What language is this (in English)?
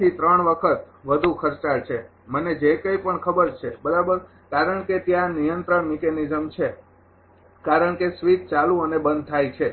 Gujarati